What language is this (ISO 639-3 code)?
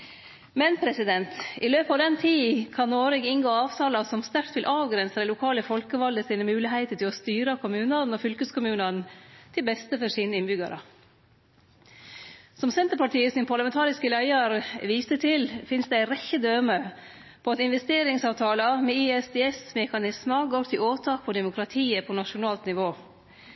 nno